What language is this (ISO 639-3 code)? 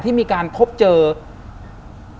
tha